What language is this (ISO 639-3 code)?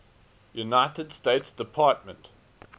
eng